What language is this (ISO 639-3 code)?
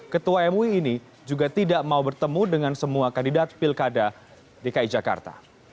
ind